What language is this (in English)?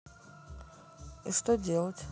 Russian